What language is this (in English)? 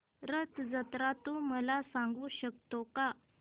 Marathi